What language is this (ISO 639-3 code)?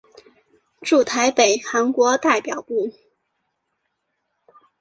zho